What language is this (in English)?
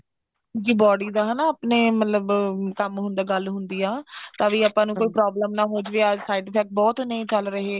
Punjabi